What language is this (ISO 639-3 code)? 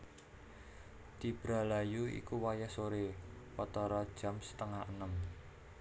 jav